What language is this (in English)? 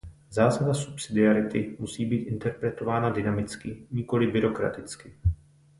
Czech